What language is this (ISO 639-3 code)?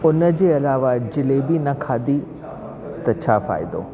snd